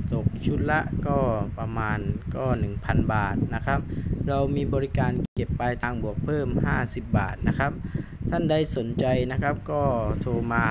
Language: Thai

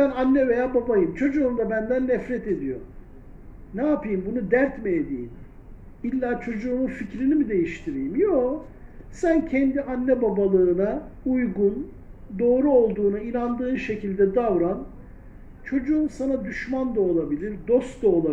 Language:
Turkish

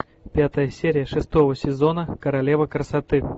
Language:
Russian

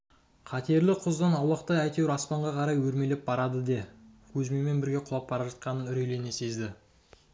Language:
Kazakh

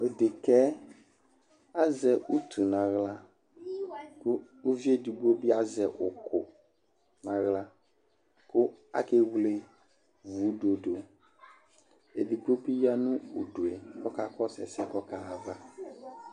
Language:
Ikposo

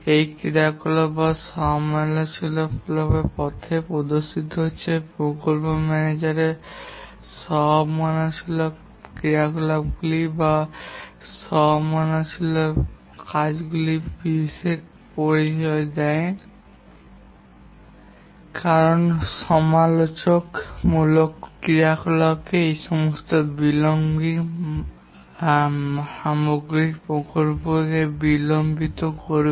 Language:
Bangla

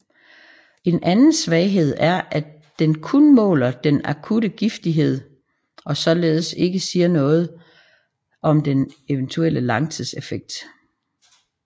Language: Danish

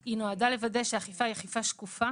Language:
Hebrew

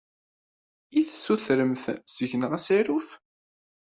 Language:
Kabyle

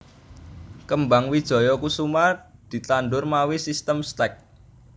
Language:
Javanese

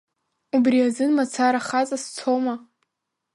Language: Abkhazian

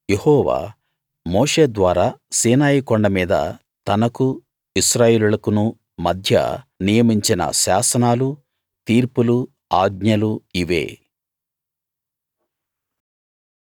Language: Telugu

